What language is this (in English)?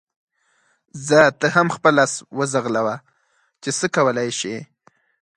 Pashto